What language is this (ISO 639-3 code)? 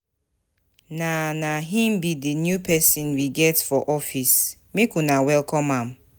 pcm